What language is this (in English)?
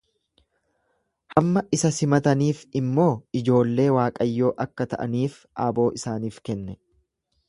Oromo